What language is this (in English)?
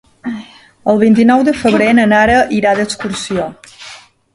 Catalan